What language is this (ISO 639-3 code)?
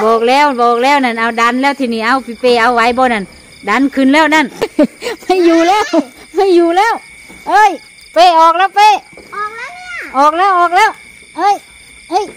tha